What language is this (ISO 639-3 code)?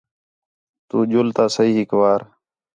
xhe